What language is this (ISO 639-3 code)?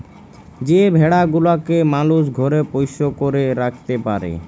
ben